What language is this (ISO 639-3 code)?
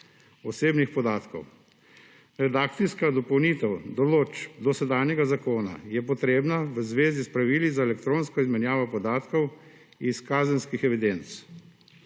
slv